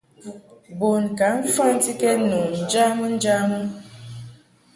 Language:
Mungaka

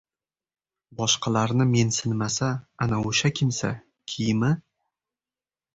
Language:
Uzbek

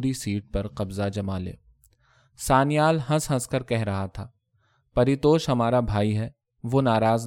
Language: Urdu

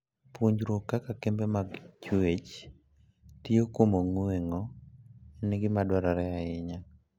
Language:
Luo (Kenya and Tanzania)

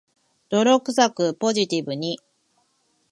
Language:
Japanese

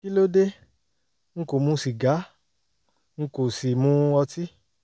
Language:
Yoruba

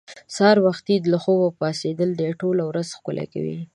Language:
Pashto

